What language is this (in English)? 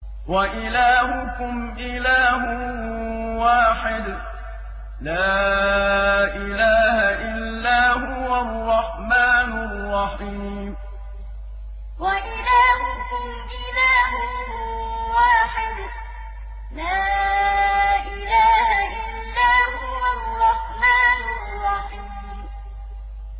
Arabic